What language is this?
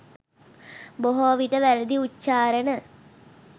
Sinhala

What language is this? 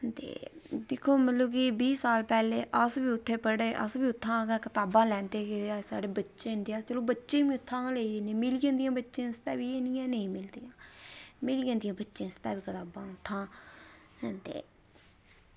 Dogri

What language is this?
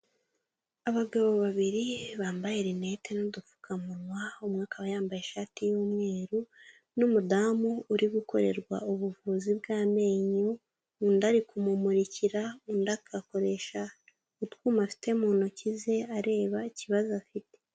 Kinyarwanda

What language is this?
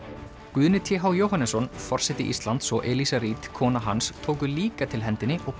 Icelandic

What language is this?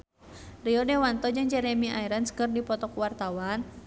Sundanese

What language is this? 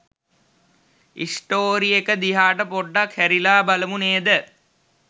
Sinhala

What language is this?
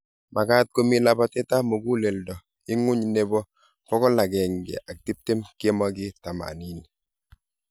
Kalenjin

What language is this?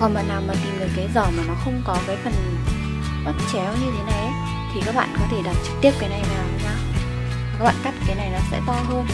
Vietnamese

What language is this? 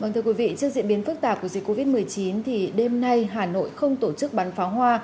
Vietnamese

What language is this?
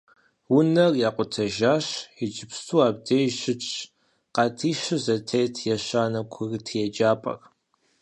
Kabardian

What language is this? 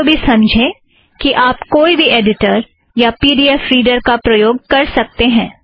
Hindi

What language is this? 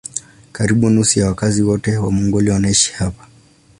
Swahili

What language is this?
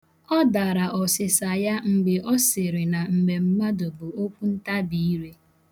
Igbo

